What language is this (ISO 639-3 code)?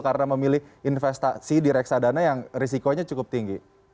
ind